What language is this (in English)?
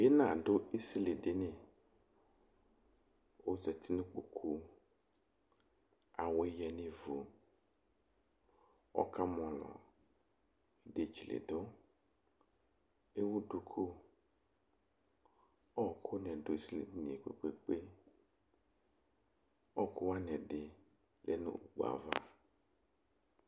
Ikposo